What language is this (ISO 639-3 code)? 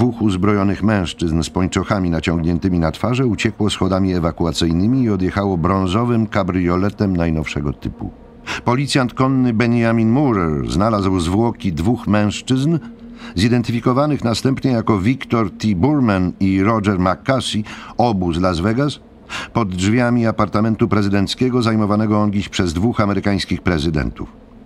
pol